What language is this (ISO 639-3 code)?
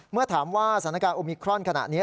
tha